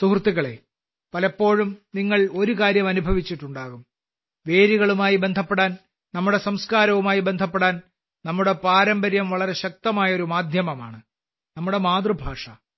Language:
Malayalam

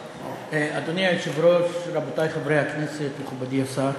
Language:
Hebrew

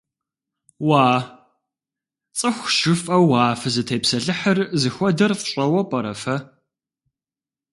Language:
Kabardian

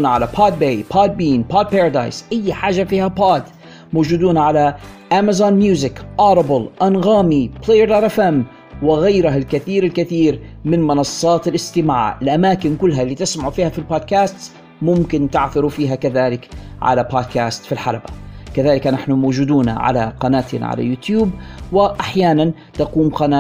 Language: Arabic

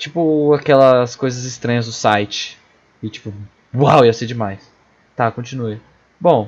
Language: Portuguese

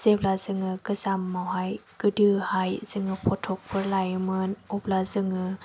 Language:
Bodo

